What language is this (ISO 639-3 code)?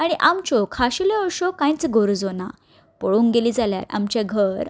kok